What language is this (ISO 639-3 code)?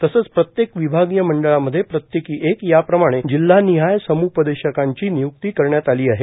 mar